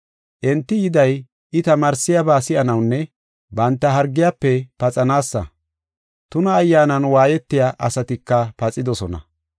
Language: Gofa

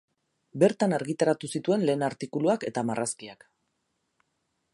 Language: Basque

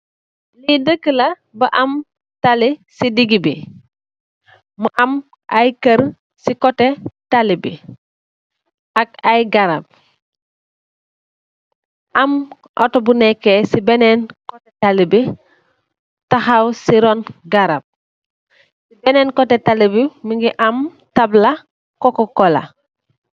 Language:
Wolof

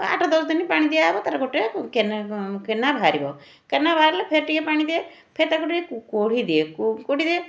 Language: Odia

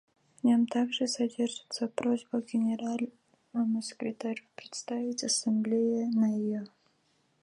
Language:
Russian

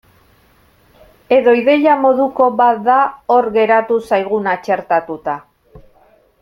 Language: Basque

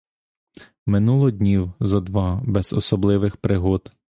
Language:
Ukrainian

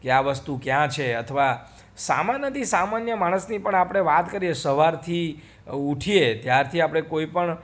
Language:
Gujarati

